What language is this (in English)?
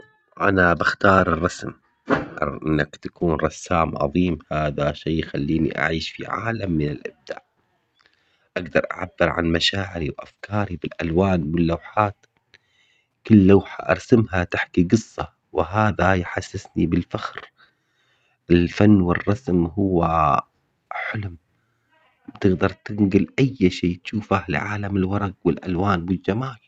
Omani Arabic